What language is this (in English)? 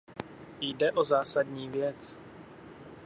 Czech